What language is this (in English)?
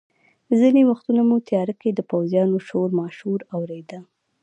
Pashto